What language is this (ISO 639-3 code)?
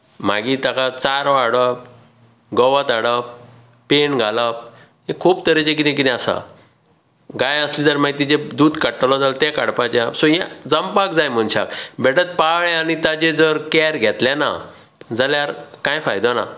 kok